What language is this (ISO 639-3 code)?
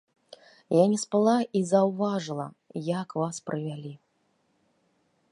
bel